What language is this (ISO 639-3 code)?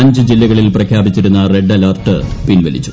mal